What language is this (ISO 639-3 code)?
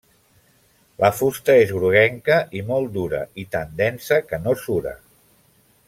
cat